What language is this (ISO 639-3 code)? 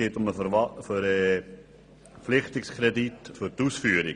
gsw